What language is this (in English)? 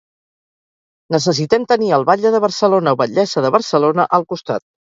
Catalan